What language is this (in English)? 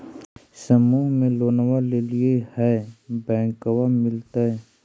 Magahi